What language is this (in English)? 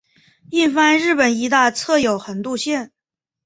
Chinese